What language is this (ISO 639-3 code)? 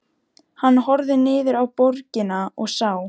isl